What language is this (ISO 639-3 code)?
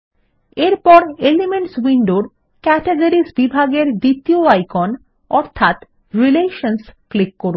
ben